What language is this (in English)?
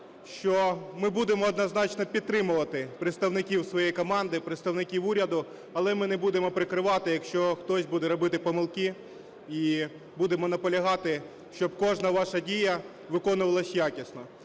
Ukrainian